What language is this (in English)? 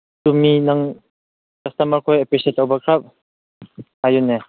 Manipuri